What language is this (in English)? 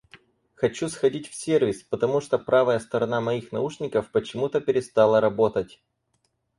Russian